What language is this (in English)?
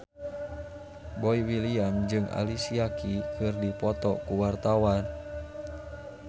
Sundanese